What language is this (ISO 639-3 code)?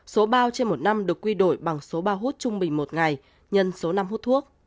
vie